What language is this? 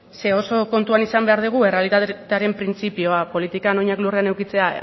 Basque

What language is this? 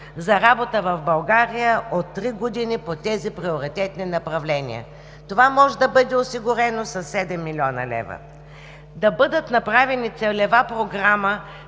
Bulgarian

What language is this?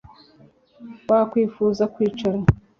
Kinyarwanda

